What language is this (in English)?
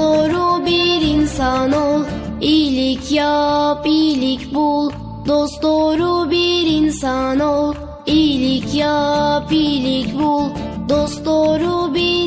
Turkish